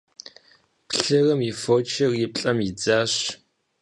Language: Kabardian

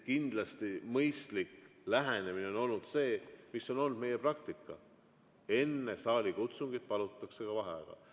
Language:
Estonian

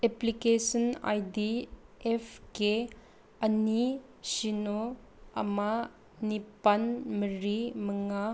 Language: Manipuri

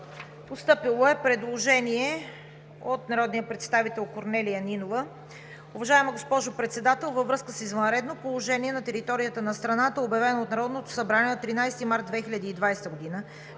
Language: Bulgarian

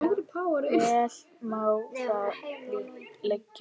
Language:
Icelandic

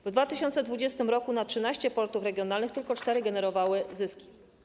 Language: Polish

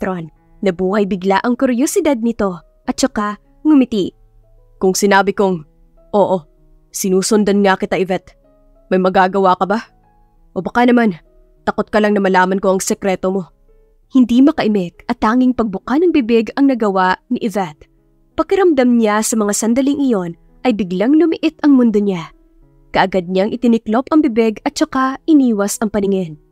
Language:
Filipino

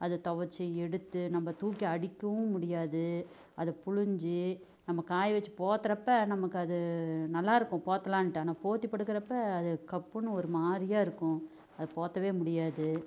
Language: Tamil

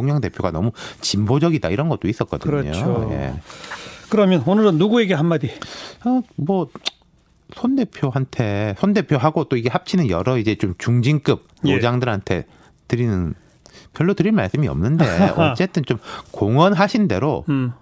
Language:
Korean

